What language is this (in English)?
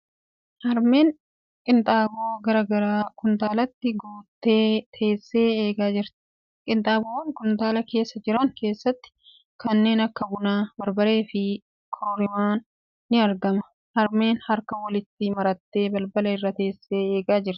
Oromo